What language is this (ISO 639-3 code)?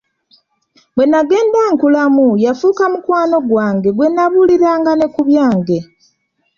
lug